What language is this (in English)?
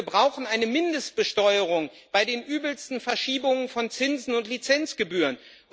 German